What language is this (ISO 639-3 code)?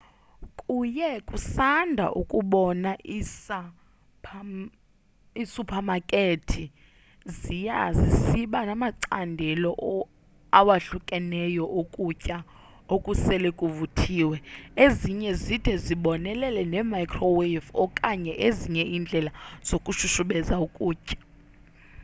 xho